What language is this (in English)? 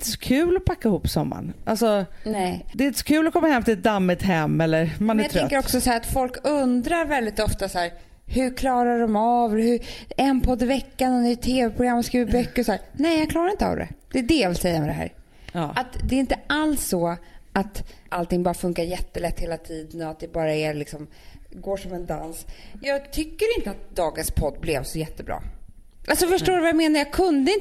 Swedish